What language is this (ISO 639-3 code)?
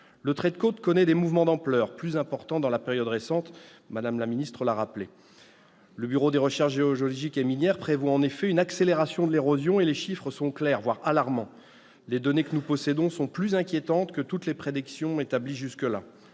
fra